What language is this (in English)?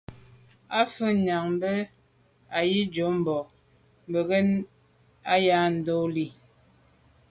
Medumba